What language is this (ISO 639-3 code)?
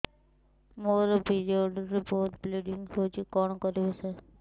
ori